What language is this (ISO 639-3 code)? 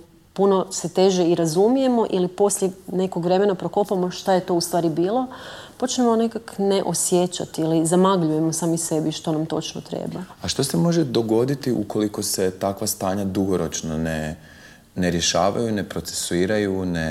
hrv